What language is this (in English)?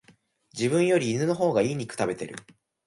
Japanese